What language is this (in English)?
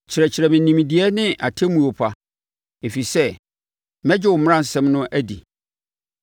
Akan